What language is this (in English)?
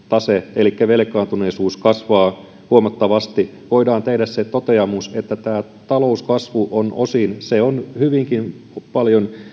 Finnish